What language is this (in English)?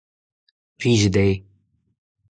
Breton